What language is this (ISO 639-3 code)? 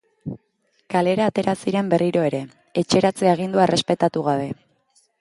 eus